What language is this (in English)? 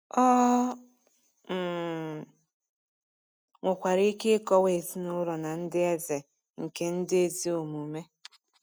Igbo